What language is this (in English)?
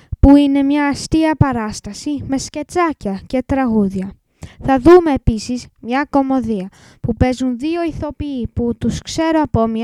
Greek